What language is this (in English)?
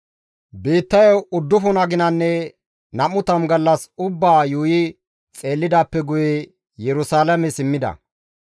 Gamo